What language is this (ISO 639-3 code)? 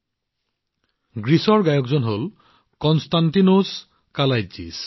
asm